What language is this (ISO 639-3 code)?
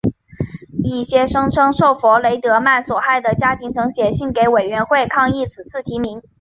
zho